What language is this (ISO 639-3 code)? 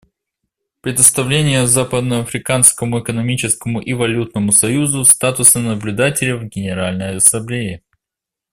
rus